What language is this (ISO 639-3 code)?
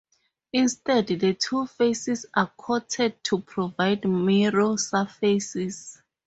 eng